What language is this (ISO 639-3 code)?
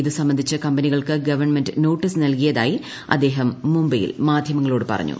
mal